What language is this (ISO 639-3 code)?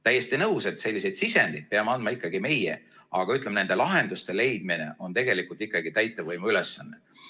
est